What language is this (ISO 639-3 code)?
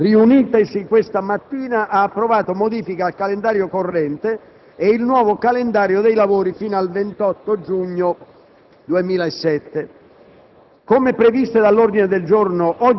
ita